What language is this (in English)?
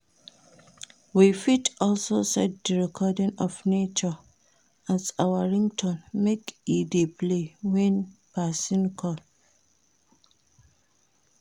Nigerian Pidgin